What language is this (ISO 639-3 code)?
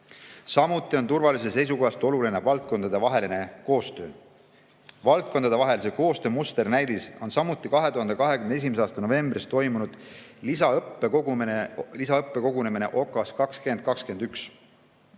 est